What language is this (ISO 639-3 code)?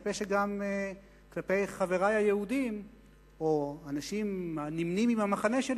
heb